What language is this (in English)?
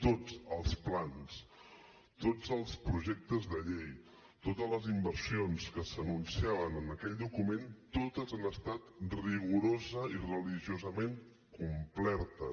Catalan